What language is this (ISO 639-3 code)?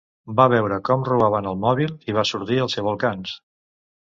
cat